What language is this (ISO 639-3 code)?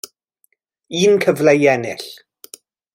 cym